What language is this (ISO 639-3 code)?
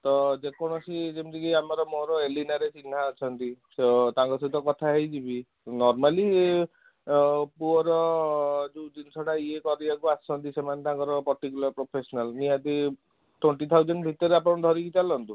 ori